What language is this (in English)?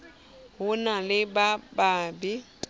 Southern Sotho